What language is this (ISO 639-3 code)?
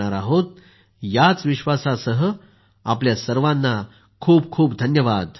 mar